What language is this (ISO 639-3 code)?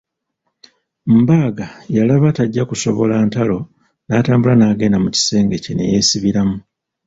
lug